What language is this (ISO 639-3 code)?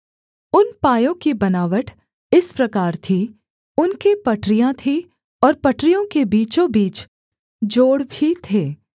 hin